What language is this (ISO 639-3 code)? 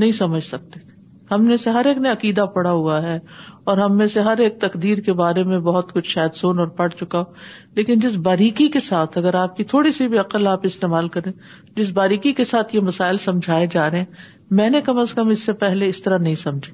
urd